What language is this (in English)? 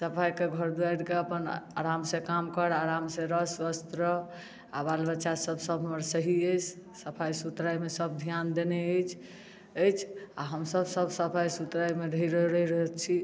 Maithili